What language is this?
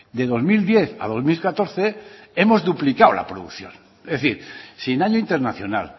Spanish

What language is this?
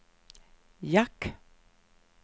Swedish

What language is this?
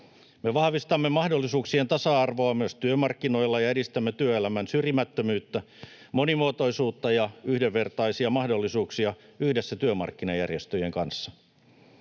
Finnish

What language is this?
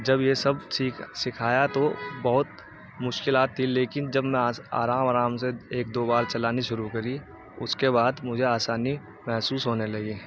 Urdu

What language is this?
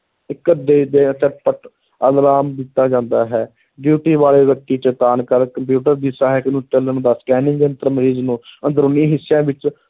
Punjabi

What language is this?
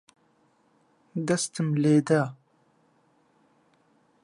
Central Kurdish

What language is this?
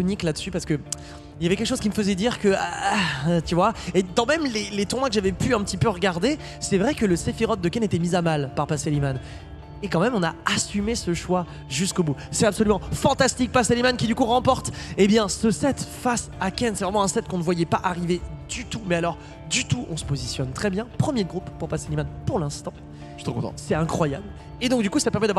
French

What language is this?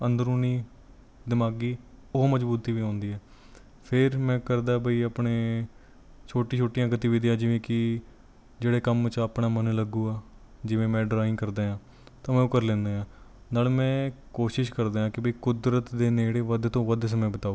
Punjabi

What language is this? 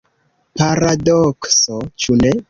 Esperanto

